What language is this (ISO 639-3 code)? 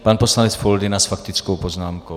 ces